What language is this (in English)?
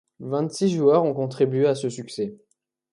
French